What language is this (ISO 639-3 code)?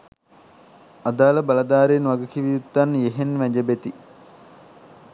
sin